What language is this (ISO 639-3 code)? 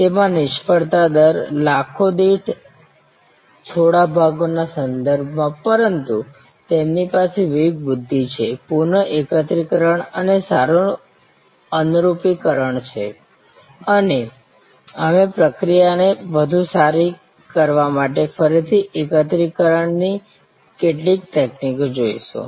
guj